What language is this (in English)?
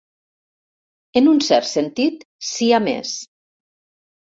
Catalan